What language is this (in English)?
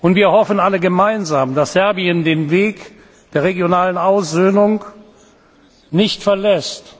German